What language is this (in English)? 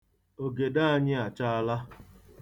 Igbo